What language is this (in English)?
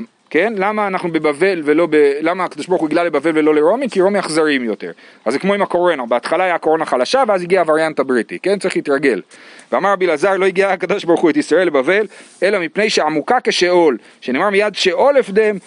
Hebrew